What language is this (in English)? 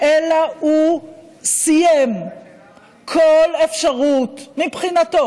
Hebrew